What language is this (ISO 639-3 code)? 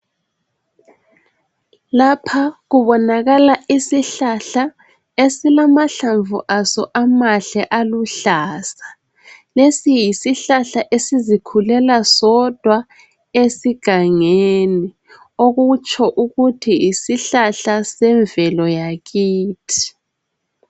nde